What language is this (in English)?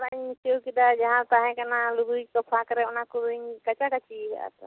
Santali